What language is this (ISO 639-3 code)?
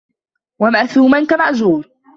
ara